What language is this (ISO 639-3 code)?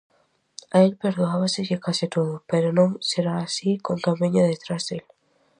glg